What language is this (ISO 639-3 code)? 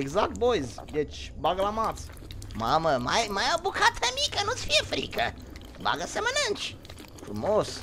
ron